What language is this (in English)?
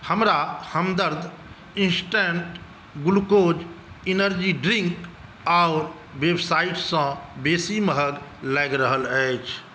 Maithili